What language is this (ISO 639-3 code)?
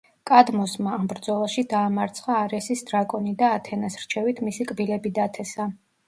kat